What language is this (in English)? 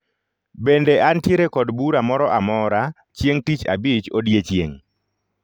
Luo (Kenya and Tanzania)